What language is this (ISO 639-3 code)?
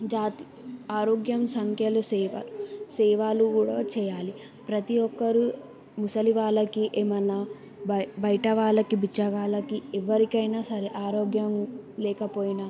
tel